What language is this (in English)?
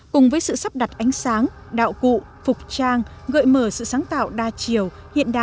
Vietnamese